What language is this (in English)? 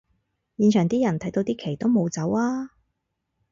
Cantonese